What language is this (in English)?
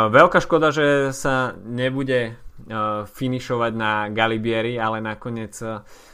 Slovak